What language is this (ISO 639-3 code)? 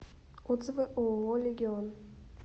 rus